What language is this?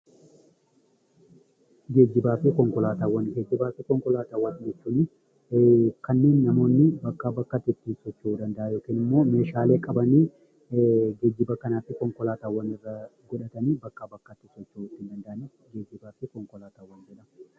Oromo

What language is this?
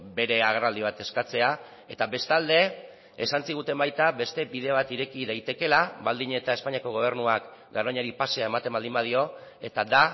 Basque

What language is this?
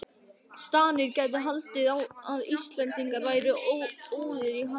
Icelandic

